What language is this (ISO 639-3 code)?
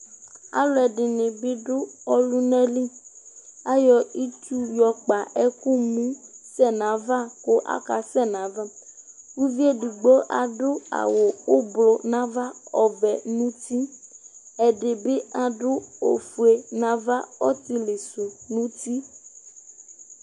kpo